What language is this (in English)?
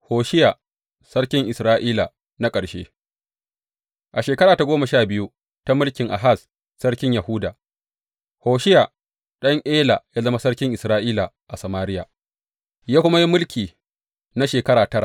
Hausa